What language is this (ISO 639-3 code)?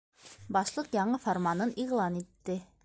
bak